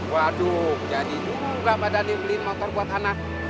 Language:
Indonesian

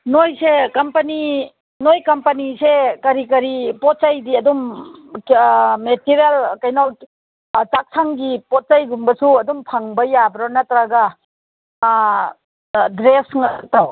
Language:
Manipuri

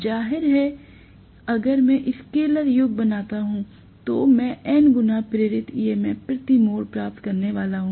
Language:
Hindi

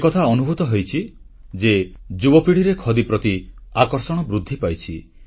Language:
Odia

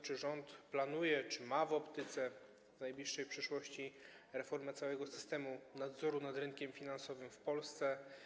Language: Polish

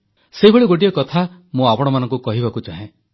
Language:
Odia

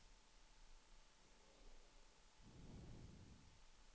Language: Danish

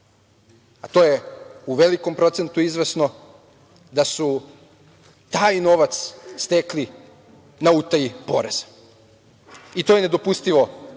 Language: Serbian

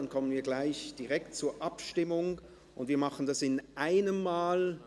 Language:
Swiss German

